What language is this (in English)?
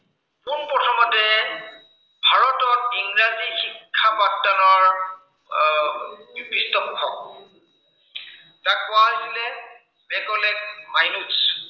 Assamese